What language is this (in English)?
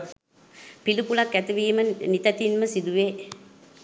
Sinhala